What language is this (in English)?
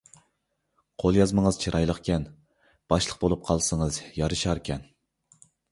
Uyghur